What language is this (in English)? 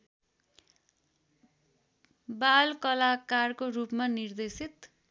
Nepali